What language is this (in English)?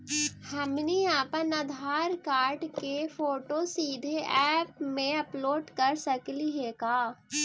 Magahi